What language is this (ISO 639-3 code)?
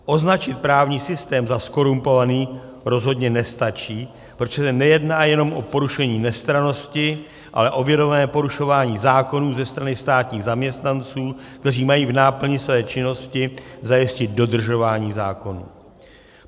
ces